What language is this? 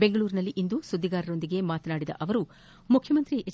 Kannada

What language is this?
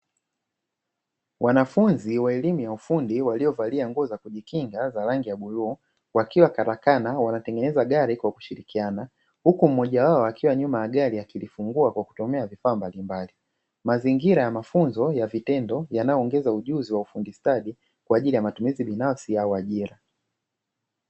Swahili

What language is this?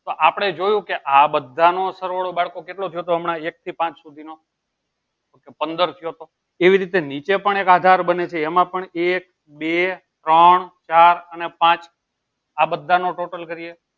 Gujarati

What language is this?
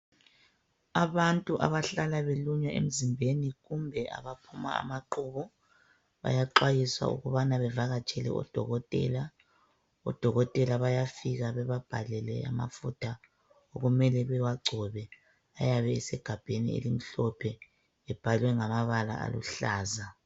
North Ndebele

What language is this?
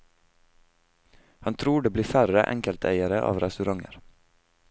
Norwegian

